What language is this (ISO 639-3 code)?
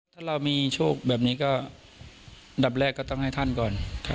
tha